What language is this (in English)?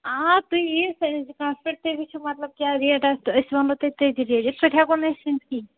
Kashmiri